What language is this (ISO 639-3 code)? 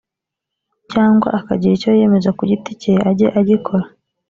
kin